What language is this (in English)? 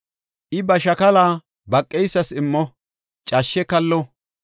Gofa